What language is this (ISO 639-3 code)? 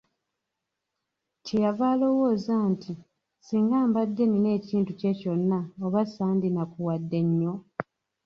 lug